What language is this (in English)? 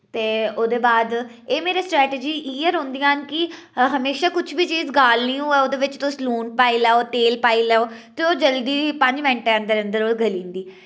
Dogri